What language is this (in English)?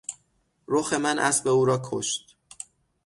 Persian